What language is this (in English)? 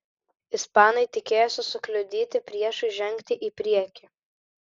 Lithuanian